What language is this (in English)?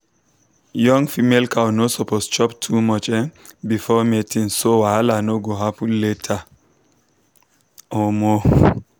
Nigerian Pidgin